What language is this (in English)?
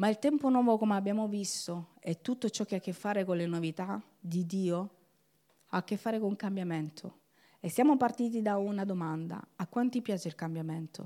Italian